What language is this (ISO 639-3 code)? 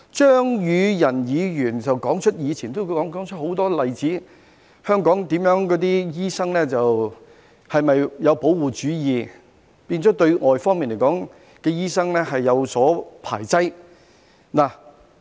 yue